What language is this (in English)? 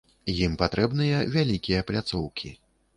Belarusian